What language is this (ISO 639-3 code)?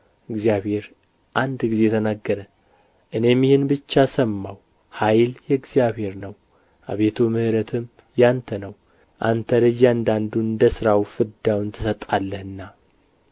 amh